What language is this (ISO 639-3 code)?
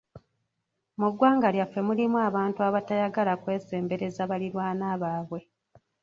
lug